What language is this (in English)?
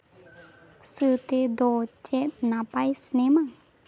Santali